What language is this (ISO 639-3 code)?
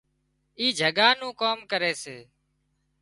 kxp